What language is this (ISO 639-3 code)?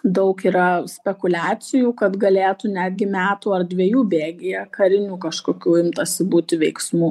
lit